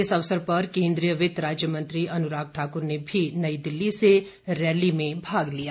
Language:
Hindi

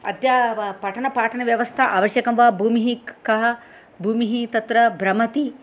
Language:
Sanskrit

